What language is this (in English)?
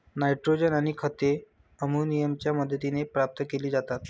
Marathi